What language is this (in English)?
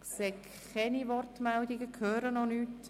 Swiss German